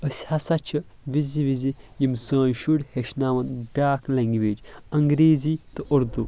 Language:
Kashmiri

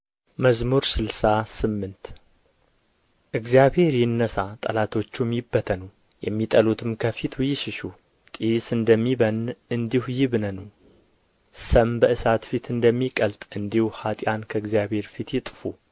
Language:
Amharic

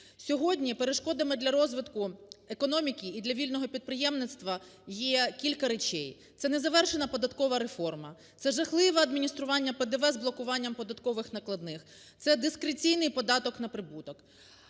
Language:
Ukrainian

